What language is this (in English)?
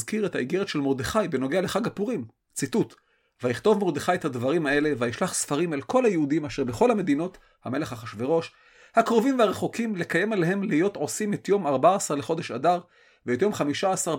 Hebrew